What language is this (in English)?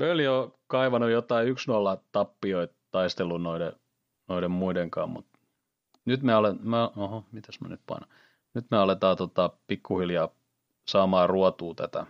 Finnish